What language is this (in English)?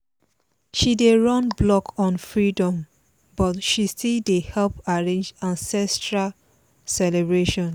Nigerian Pidgin